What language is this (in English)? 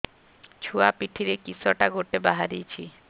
Odia